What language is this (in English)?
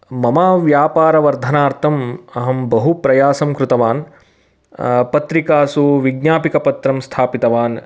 Sanskrit